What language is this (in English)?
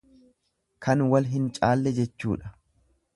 Oromo